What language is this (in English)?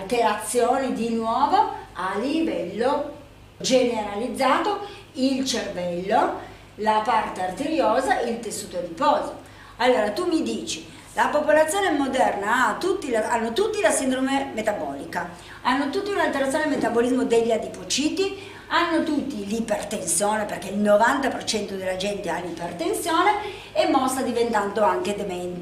Italian